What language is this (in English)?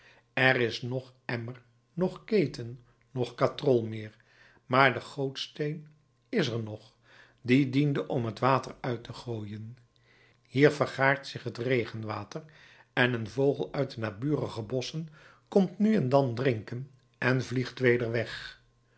Dutch